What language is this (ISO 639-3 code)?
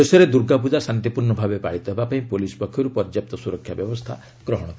ori